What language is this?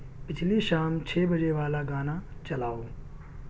Urdu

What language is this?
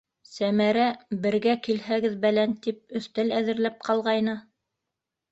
Bashkir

